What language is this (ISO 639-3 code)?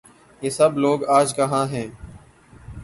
urd